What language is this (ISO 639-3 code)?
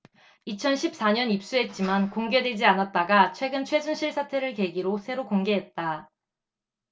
kor